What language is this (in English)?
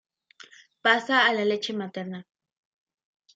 Spanish